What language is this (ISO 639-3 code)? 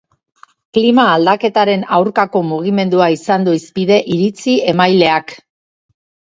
eus